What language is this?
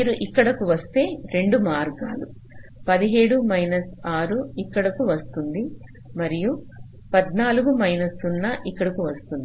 Telugu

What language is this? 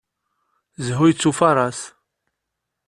Kabyle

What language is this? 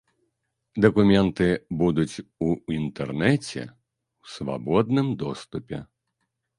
Belarusian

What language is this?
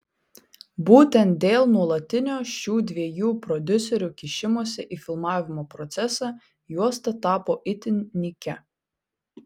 Lithuanian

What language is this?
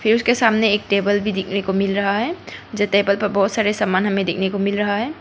Hindi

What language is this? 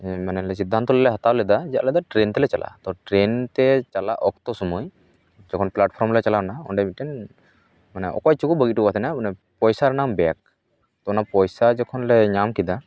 Santali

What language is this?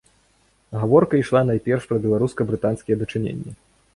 Belarusian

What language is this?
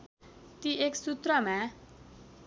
Nepali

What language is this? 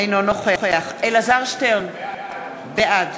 Hebrew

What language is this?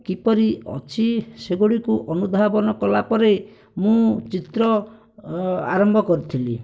Odia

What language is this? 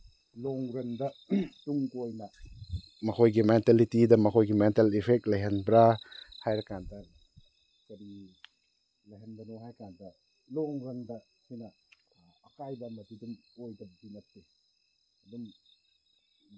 Manipuri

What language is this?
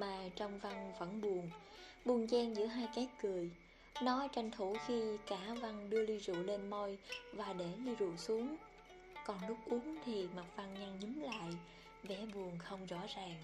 Vietnamese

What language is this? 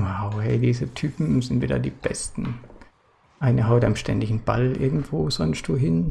German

